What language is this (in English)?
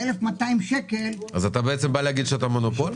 Hebrew